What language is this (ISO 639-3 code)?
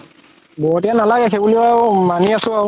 asm